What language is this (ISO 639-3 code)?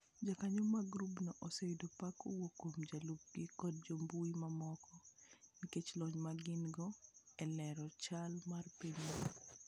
luo